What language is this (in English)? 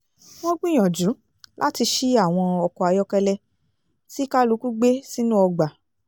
Yoruba